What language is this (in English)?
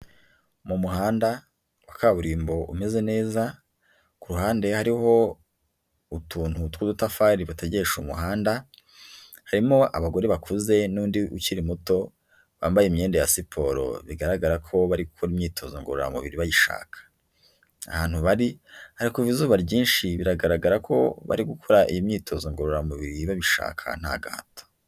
Kinyarwanda